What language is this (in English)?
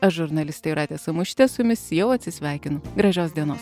Lithuanian